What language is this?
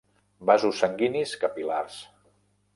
Catalan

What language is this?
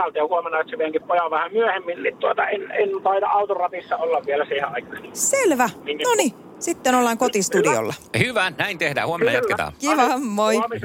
Finnish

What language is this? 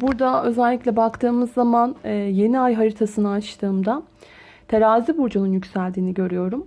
Turkish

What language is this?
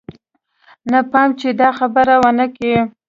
Pashto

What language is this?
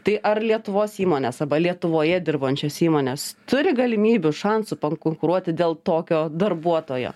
Lithuanian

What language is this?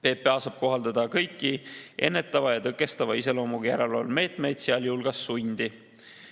Estonian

